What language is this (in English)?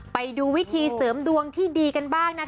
Thai